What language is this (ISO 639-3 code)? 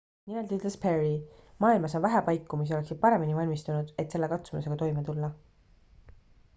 est